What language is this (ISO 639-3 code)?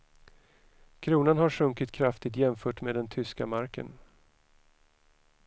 swe